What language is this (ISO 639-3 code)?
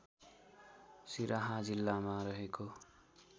nep